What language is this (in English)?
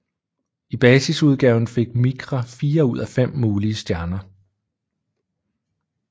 Danish